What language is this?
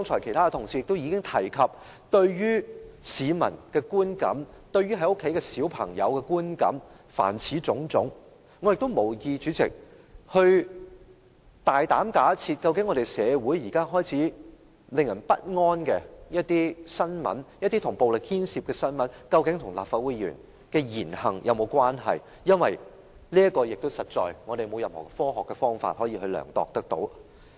Cantonese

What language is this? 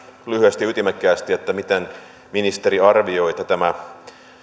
Finnish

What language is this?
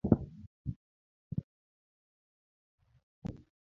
Luo (Kenya and Tanzania)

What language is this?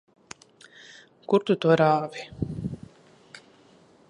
Latvian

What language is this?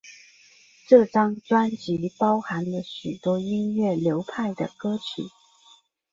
Chinese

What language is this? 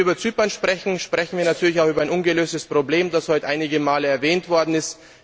German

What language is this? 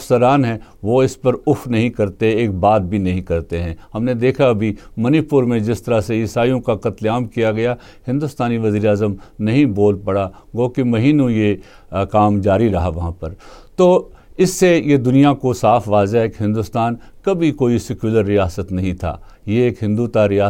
Urdu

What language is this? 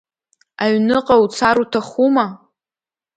Abkhazian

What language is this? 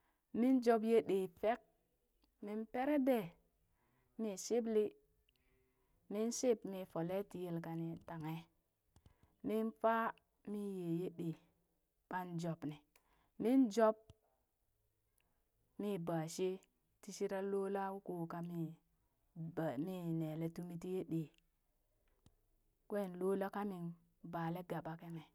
Burak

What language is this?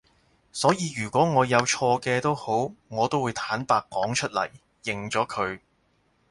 Cantonese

